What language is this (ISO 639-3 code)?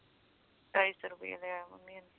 pan